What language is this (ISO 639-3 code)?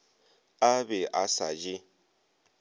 nso